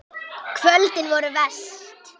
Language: Icelandic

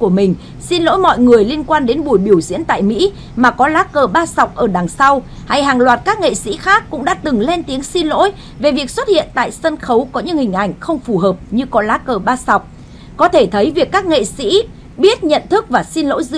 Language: Vietnamese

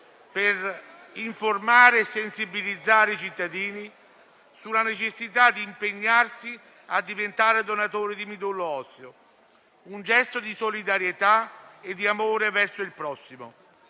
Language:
Italian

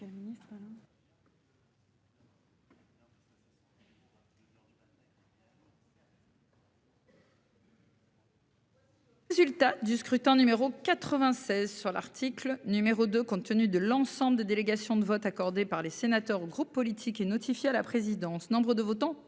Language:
French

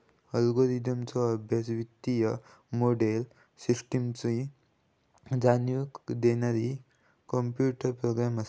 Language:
Marathi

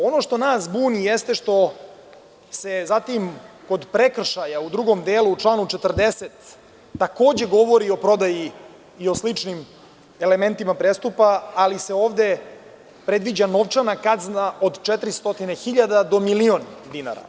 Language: Serbian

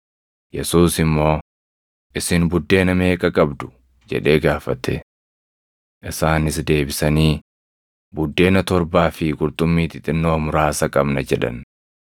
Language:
Oromo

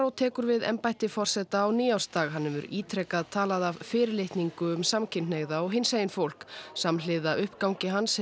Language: Icelandic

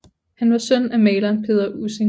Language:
Danish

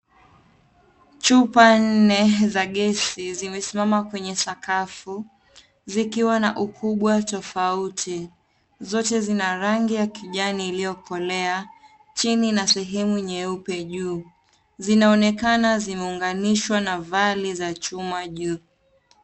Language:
Swahili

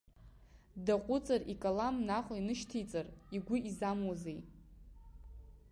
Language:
Abkhazian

